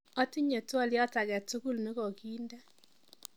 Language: Kalenjin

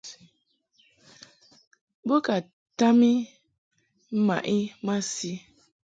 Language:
Mungaka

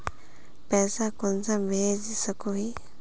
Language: Magahi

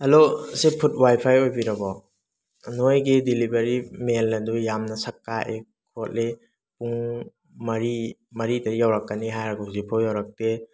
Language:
Manipuri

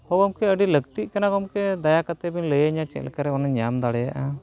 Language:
Santali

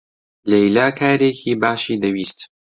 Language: Central Kurdish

